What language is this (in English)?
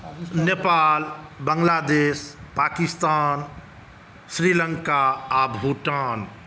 Maithili